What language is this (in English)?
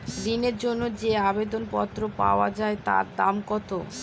Bangla